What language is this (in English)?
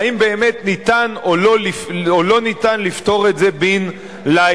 Hebrew